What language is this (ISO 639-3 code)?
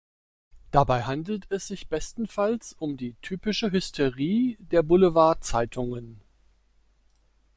deu